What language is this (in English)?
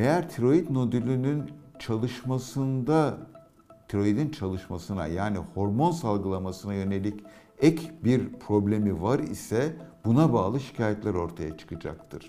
Turkish